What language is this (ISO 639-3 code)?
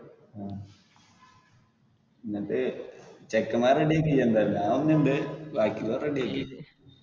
mal